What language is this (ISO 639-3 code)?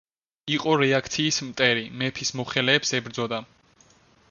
kat